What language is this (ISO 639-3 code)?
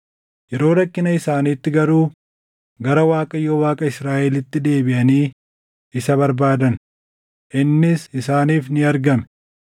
orm